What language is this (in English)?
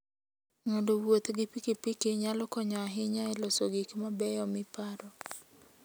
Luo (Kenya and Tanzania)